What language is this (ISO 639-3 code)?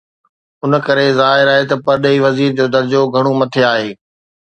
snd